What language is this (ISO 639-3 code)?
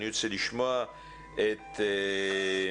heb